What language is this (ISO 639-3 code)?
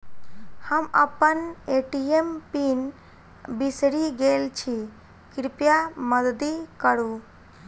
mai